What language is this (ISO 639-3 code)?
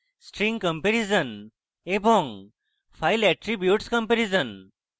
ben